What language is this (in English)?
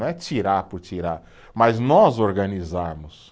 Portuguese